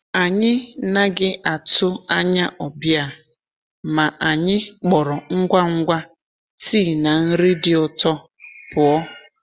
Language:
Igbo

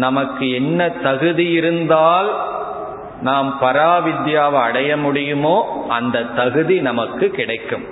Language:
Tamil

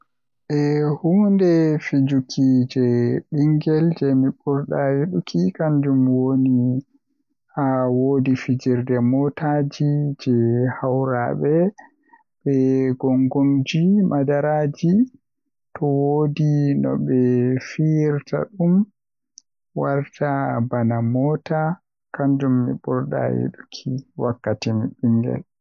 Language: Western Niger Fulfulde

